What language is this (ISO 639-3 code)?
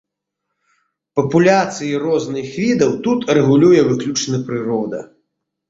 bel